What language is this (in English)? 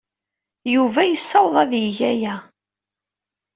Kabyle